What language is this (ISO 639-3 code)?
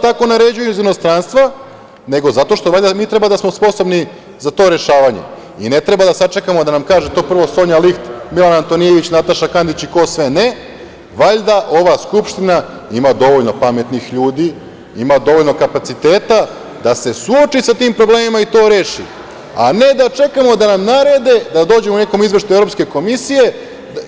srp